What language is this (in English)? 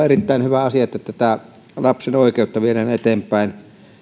Finnish